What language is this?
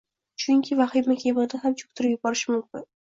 Uzbek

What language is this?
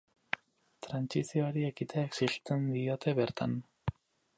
Basque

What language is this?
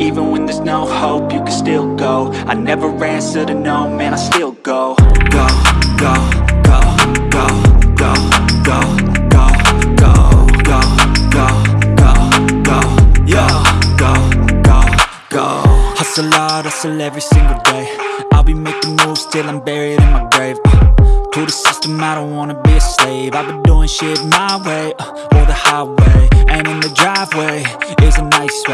English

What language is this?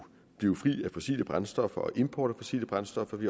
Danish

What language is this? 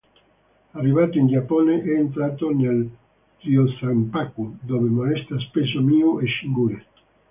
Italian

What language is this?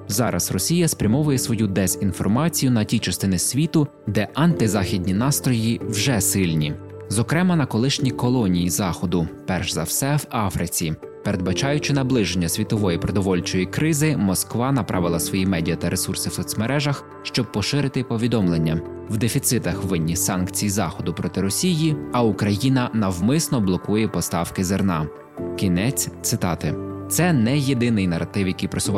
Ukrainian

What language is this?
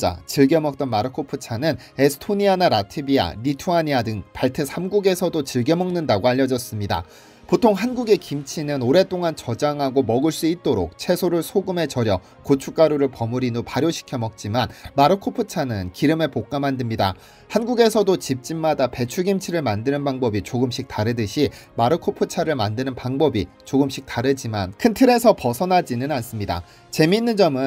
Korean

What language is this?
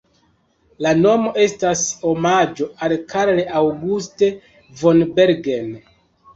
Esperanto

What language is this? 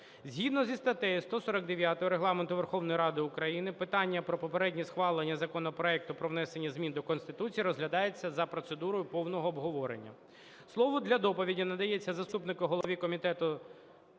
Ukrainian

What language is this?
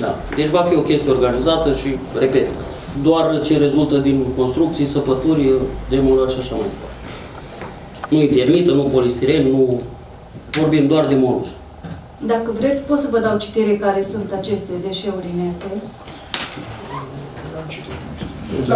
Romanian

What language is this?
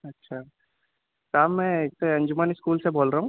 Urdu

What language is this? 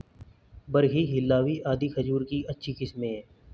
Hindi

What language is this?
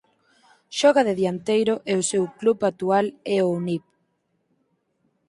Galician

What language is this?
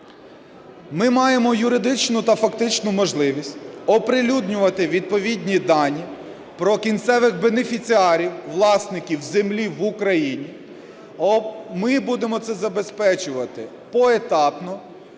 Ukrainian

